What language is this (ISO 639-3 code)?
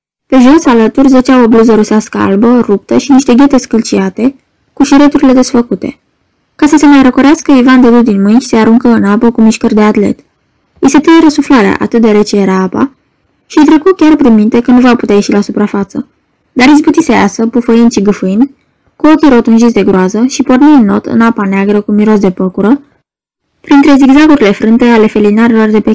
ron